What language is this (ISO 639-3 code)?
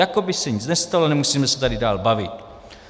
ces